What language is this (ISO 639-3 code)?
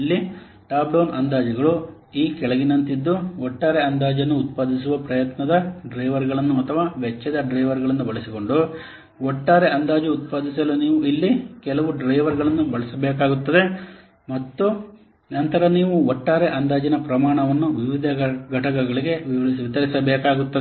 kan